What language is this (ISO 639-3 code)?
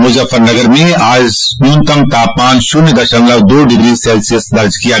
hin